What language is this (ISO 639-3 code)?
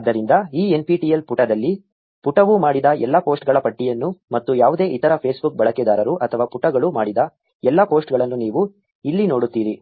kan